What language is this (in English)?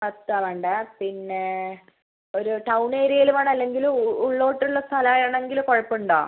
Malayalam